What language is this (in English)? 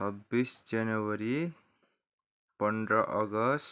Nepali